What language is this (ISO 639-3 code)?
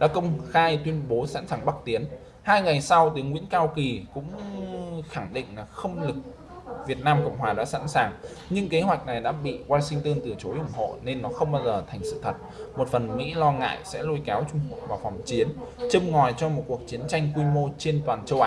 vie